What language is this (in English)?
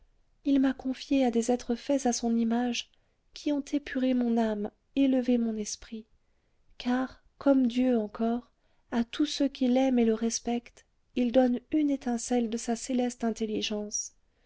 French